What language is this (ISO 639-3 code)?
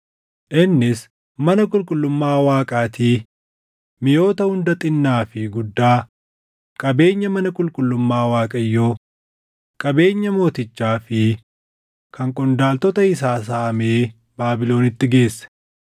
orm